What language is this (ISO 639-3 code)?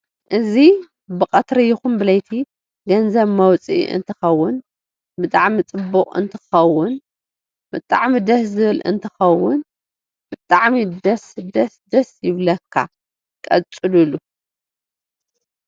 tir